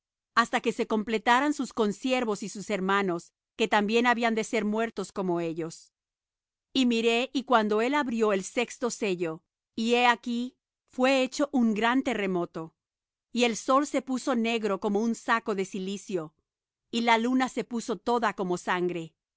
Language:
Spanish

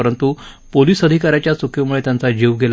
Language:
Marathi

